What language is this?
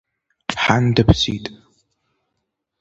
Abkhazian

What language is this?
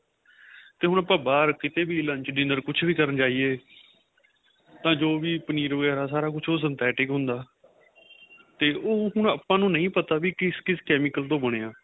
Punjabi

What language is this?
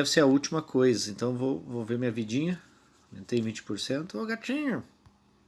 Portuguese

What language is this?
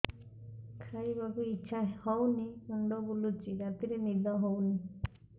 Odia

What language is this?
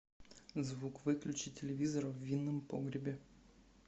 Russian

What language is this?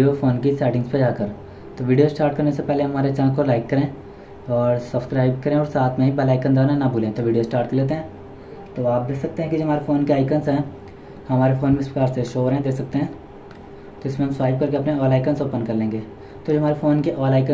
Hindi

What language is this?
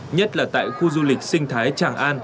Vietnamese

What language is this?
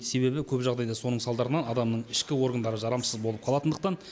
Kazakh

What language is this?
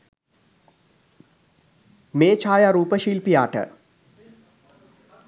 Sinhala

